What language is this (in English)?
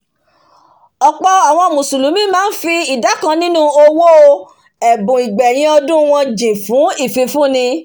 Yoruba